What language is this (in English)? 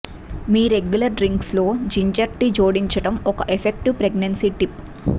Telugu